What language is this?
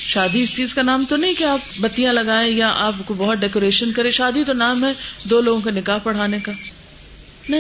Urdu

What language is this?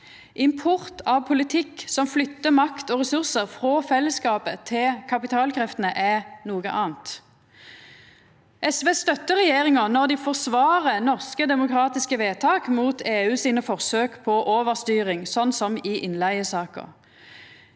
Norwegian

